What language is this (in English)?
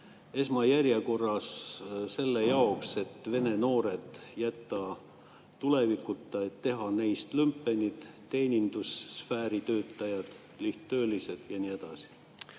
Estonian